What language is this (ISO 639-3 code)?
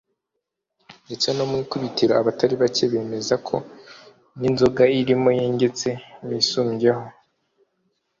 kin